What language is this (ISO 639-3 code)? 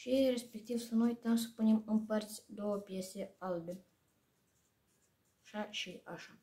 ron